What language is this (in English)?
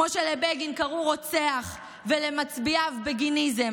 Hebrew